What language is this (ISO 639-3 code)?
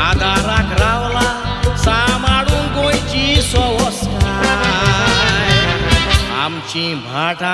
ron